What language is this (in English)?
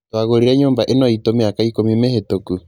Kikuyu